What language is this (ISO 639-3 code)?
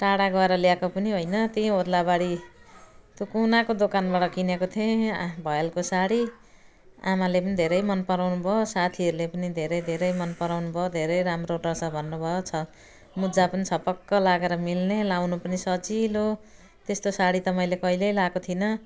nep